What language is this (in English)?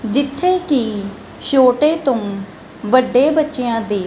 Punjabi